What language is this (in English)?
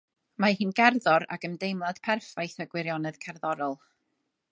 Welsh